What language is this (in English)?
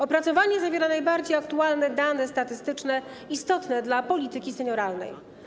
Polish